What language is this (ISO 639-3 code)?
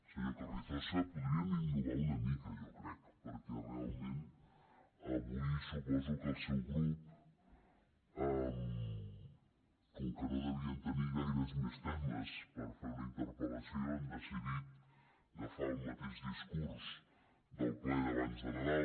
cat